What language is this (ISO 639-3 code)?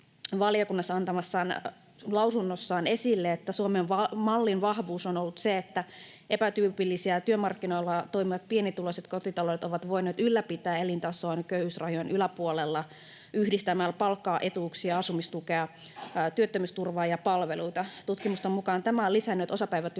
fin